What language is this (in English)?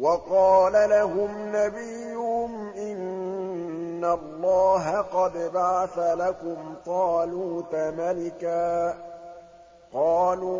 Arabic